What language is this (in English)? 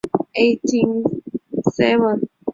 Chinese